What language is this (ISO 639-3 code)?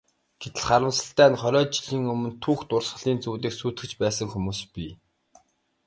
mon